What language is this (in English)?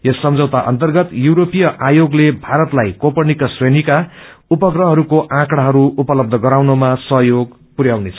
Nepali